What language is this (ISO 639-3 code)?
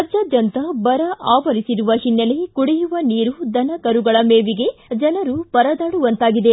kan